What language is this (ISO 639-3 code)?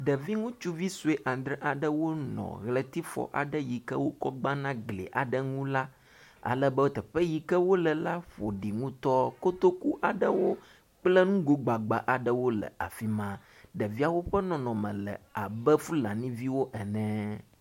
ewe